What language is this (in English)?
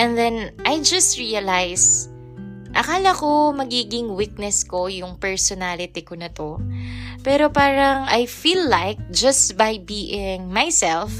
Filipino